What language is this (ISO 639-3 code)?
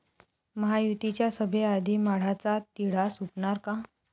mar